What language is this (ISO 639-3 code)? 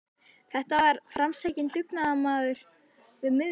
isl